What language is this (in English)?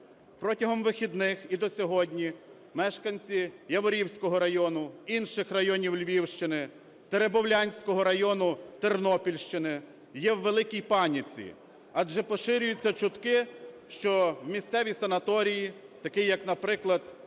Ukrainian